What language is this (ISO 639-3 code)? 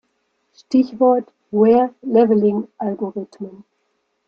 deu